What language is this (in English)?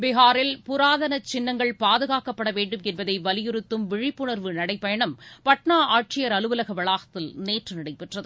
Tamil